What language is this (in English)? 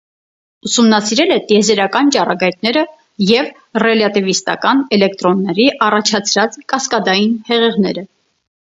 Armenian